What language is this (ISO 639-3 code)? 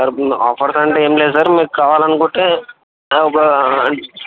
tel